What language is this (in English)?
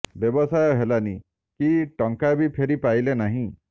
Odia